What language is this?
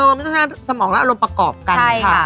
Thai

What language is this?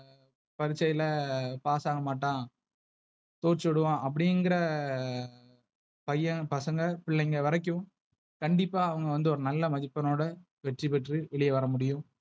Tamil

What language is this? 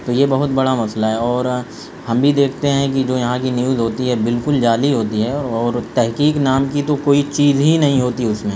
Urdu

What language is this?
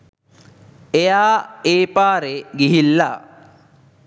Sinhala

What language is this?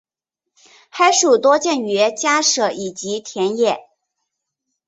Chinese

